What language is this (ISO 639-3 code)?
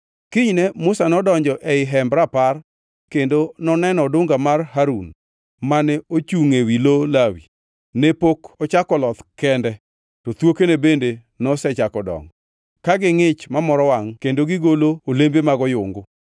luo